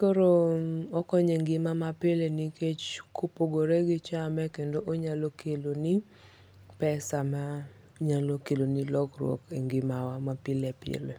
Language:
Luo (Kenya and Tanzania)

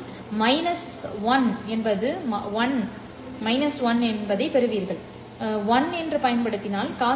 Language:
Tamil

